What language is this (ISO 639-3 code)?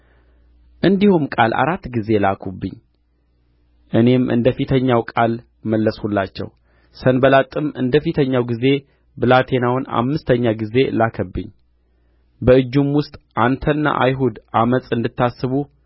amh